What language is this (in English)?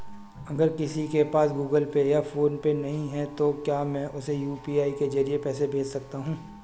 Hindi